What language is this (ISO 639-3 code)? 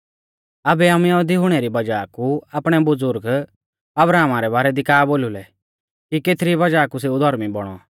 bfz